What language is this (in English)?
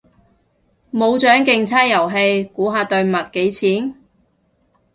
Cantonese